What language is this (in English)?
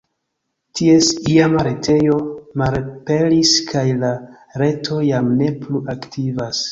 Esperanto